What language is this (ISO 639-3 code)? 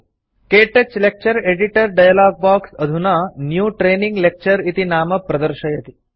san